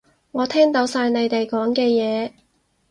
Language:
Cantonese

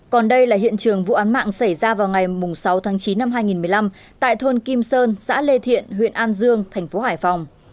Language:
Vietnamese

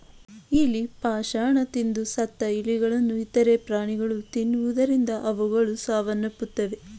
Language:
Kannada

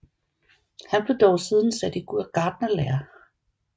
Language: Danish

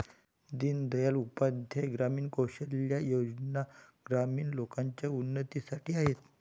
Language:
Marathi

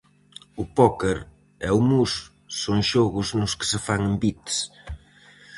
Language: Galician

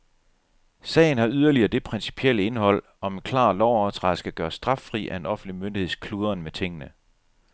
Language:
Danish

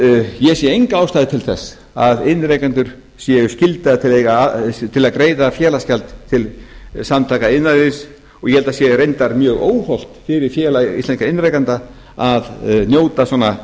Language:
Icelandic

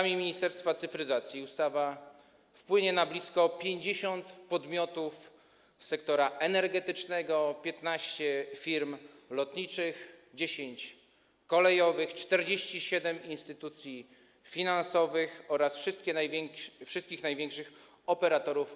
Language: Polish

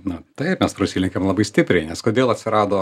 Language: Lithuanian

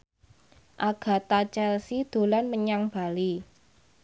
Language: Javanese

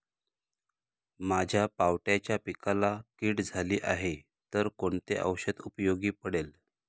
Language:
Marathi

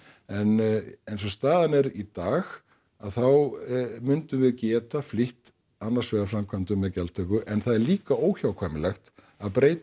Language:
Icelandic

